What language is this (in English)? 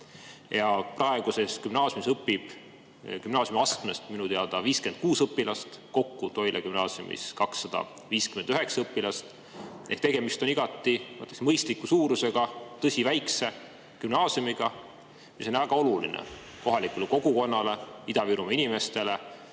Estonian